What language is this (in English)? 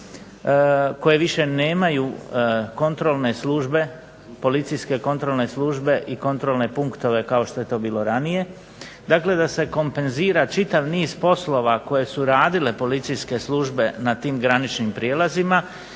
Croatian